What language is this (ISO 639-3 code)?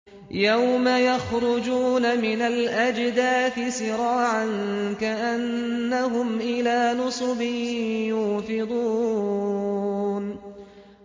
ara